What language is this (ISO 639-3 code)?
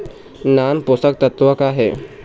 hne